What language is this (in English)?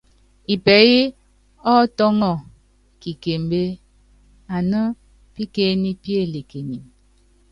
Yangben